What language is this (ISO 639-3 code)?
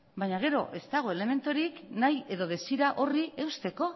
eus